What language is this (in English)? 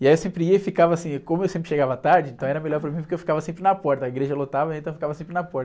Portuguese